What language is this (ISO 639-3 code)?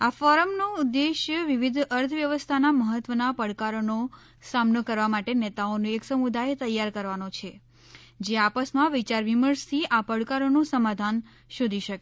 guj